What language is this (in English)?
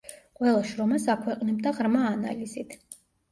Georgian